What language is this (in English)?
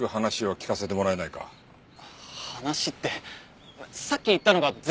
Japanese